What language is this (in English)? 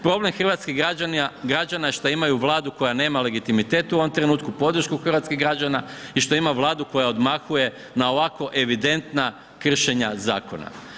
Croatian